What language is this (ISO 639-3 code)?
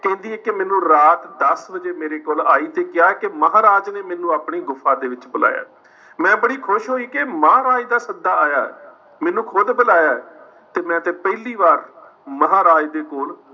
pan